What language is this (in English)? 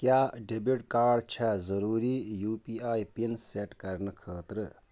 Kashmiri